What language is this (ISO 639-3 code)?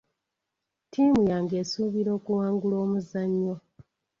lug